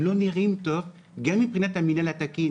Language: Hebrew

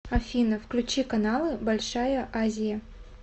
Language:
Russian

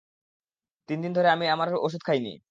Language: Bangla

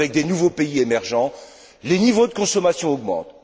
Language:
French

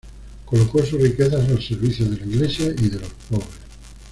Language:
Spanish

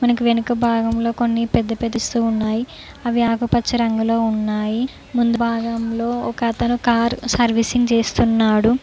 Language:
Telugu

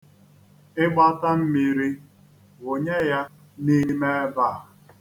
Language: Igbo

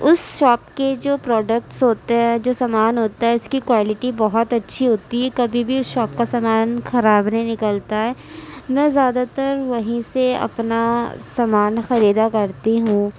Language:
Urdu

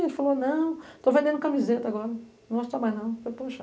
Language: Portuguese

